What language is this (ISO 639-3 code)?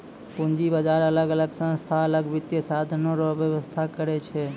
mai